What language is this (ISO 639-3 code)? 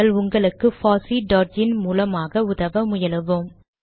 tam